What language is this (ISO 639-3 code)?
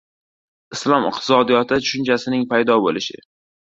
uzb